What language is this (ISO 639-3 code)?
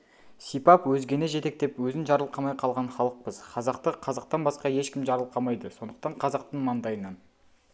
kaz